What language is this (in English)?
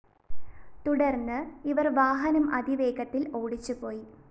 Malayalam